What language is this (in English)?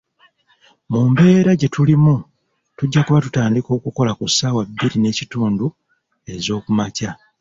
Ganda